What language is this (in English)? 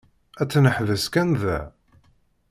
Kabyle